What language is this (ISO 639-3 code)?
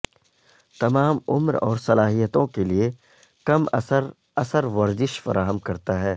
urd